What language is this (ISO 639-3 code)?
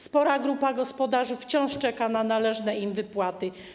pol